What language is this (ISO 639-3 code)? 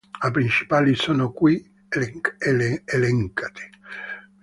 ita